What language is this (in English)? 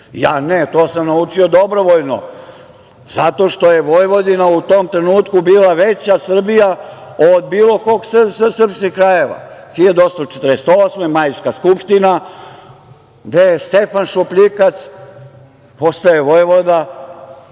Serbian